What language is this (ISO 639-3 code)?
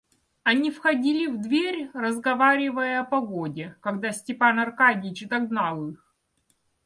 rus